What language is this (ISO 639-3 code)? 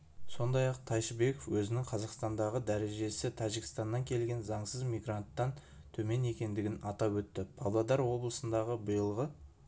kaz